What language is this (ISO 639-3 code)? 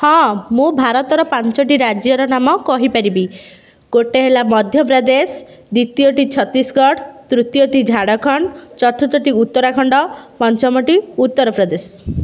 ori